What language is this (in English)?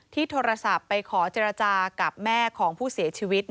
Thai